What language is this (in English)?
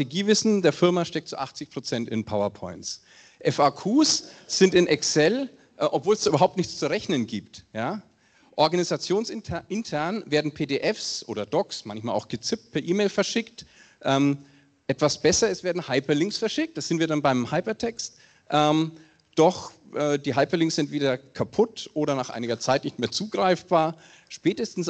German